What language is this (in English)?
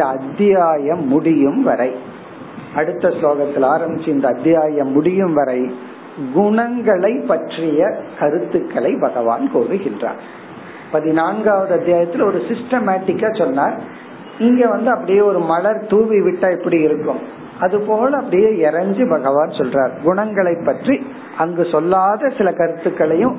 Tamil